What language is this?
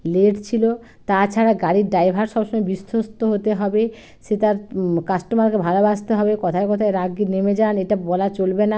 Bangla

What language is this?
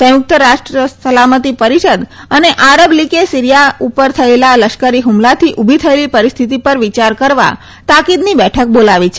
Gujarati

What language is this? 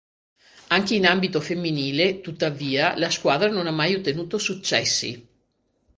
Italian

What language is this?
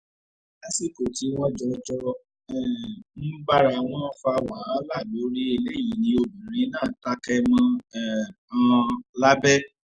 Yoruba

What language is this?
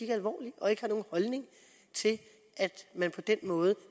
Danish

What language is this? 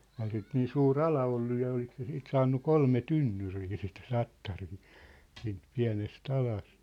Finnish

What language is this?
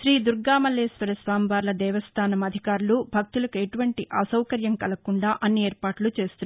Telugu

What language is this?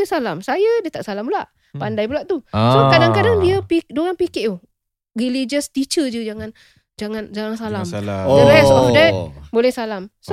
Malay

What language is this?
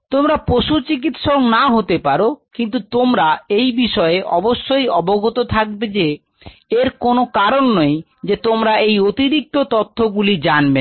Bangla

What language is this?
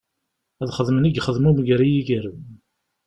Kabyle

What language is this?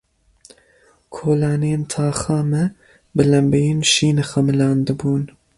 Kurdish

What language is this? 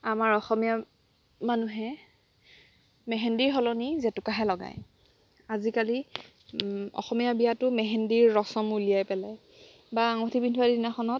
Assamese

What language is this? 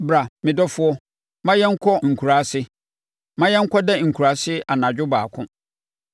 Akan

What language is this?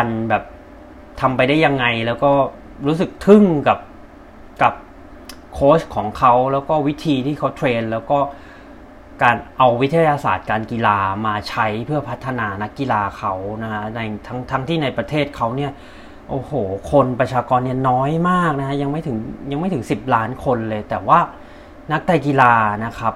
Thai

